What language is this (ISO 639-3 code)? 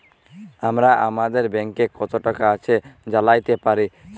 ben